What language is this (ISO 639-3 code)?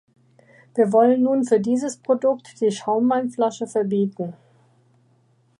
deu